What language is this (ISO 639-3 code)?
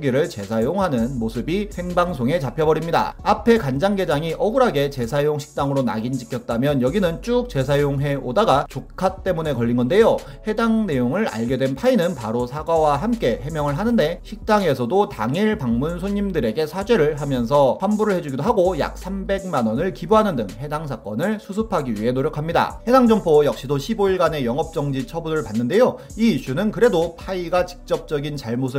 kor